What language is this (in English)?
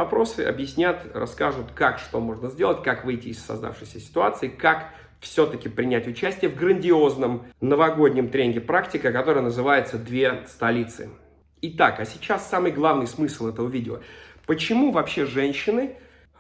Russian